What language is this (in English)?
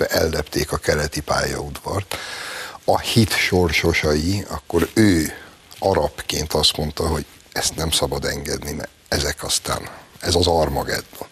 Hungarian